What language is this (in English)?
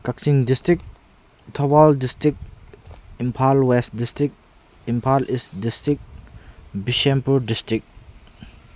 Manipuri